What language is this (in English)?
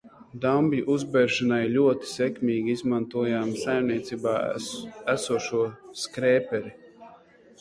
Latvian